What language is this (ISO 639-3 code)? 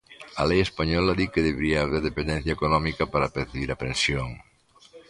glg